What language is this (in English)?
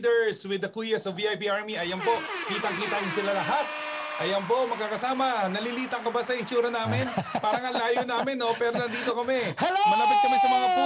Filipino